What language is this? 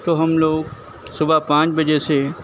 Urdu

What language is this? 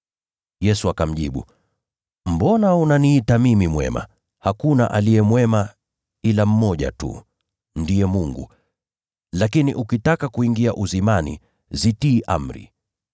Swahili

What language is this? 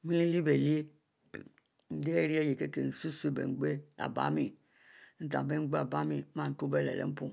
Mbe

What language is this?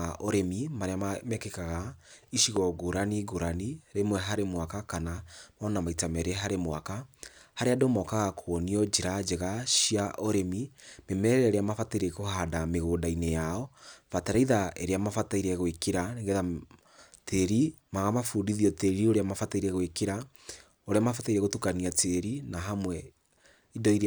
Kikuyu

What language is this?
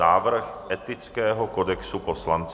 Czech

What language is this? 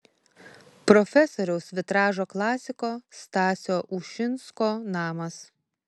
Lithuanian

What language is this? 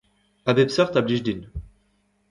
Breton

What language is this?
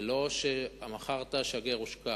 Hebrew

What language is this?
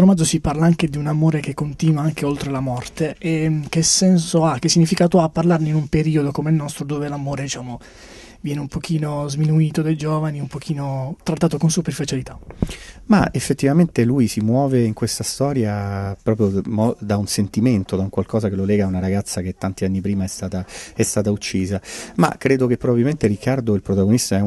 Italian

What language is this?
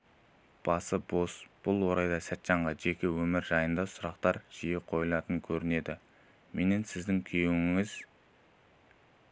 Kazakh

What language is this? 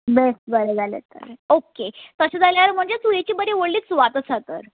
Konkani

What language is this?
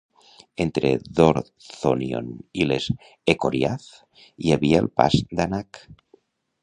Catalan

